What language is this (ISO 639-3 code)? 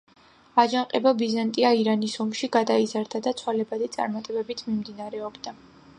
kat